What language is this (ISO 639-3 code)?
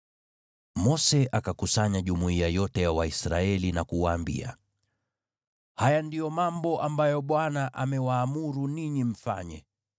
swa